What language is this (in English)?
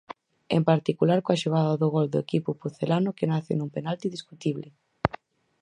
Galician